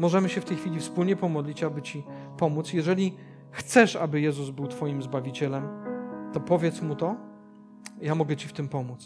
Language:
Polish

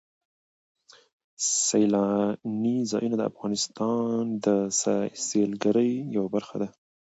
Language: Pashto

